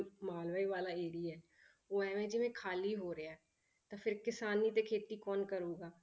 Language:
Punjabi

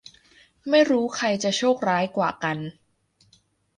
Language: Thai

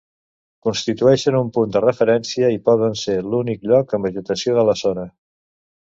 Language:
Catalan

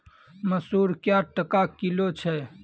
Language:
Maithili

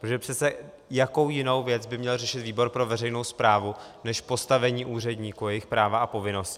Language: Czech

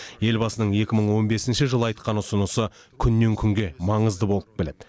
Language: Kazakh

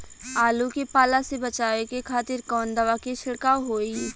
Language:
Bhojpuri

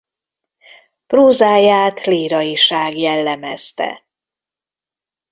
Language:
Hungarian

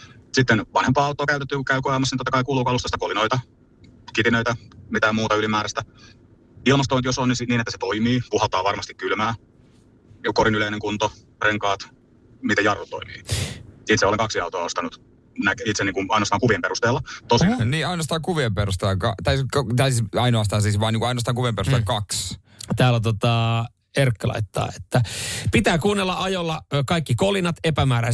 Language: Finnish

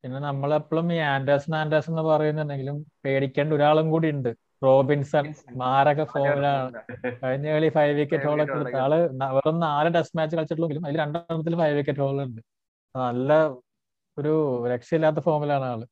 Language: Malayalam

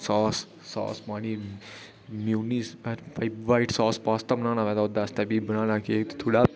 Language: Dogri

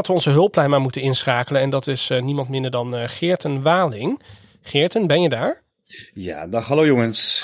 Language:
Dutch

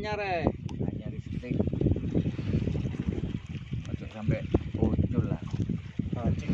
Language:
Indonesian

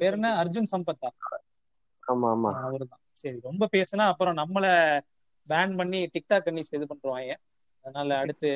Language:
Tamil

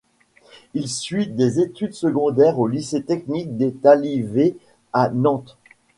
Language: French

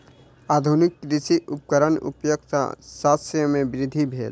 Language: Maithili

